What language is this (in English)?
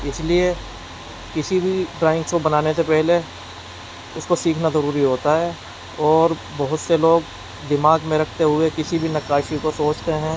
Urdu